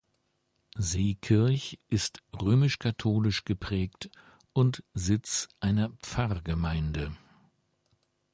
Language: German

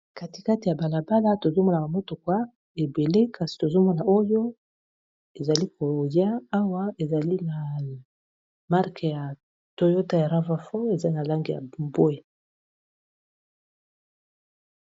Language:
Lingala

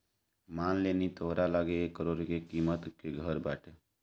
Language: Bhojpuri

